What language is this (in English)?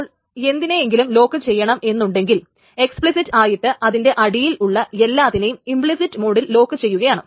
Malayalam